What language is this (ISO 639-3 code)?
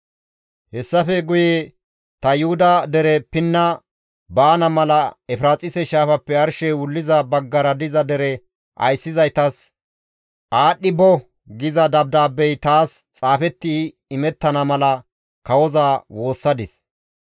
gmv